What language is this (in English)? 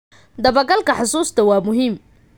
Somali